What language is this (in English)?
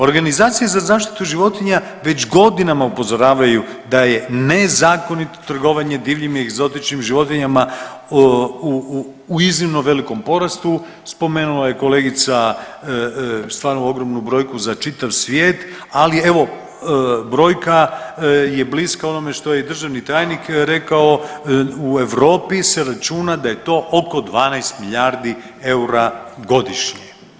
Croatian